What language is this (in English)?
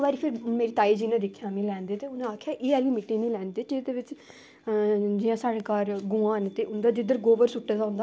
Dogri